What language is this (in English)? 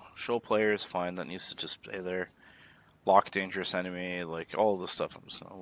English